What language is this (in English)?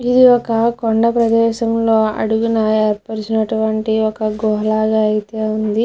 Telugu